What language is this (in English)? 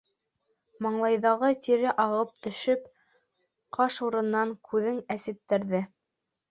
Bashkir